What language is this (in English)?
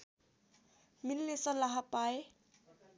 Nepali